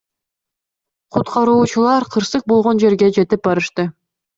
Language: Kyrgyz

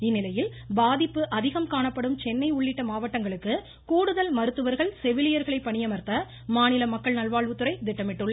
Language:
Tamil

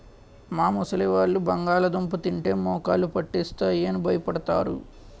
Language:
Telugu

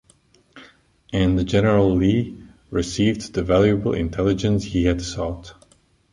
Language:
English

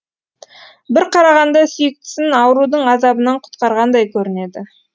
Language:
Kazakh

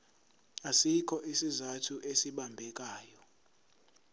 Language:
Zulu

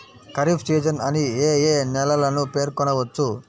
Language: Telugu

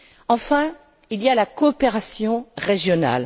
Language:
French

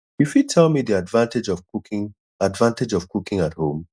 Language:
Nigerian Pidgin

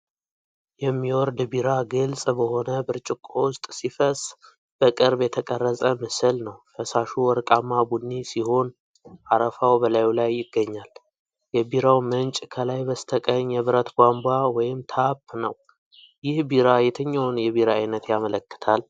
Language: Amharic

